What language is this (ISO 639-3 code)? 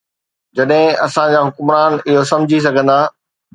snd